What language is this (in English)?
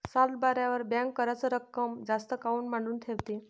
Marathi